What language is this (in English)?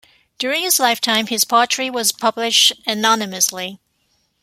English